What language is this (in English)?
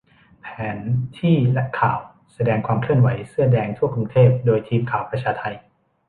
Thai